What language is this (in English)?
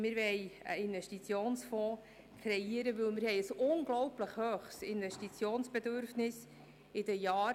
Swiss German